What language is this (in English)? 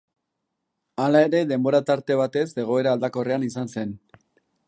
Basque